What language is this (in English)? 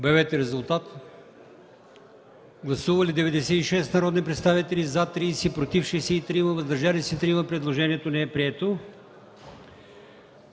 Bulgarian